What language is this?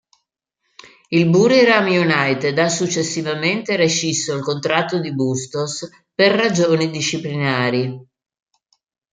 Italian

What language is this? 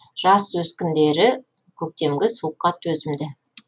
Kazakh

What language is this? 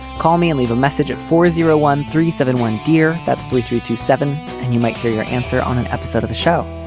English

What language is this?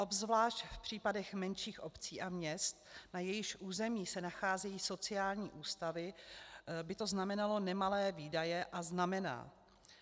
Czech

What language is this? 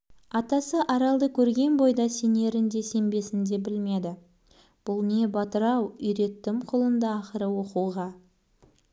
Kazakh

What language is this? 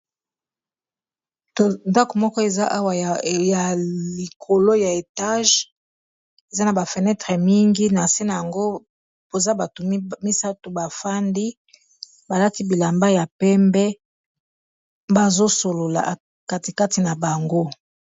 Lingala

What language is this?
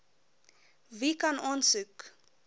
Afrikaans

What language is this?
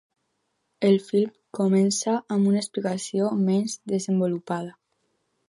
Catalan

